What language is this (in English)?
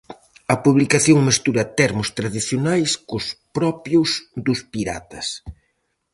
Galician